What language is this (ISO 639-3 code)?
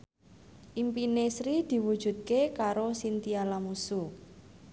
jav